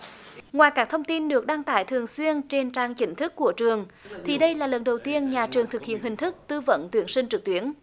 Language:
Vietnamese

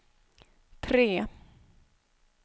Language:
Swedish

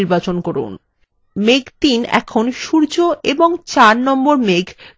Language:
Bangla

